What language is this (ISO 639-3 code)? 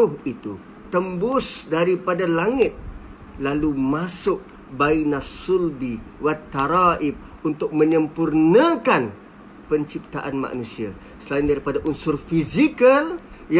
msa